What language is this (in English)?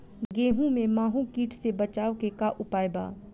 Bhojpuri